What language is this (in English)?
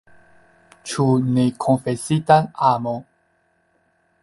Esperanto